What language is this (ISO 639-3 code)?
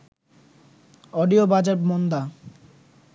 ben